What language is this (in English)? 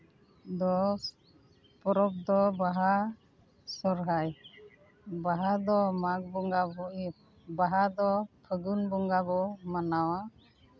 Santali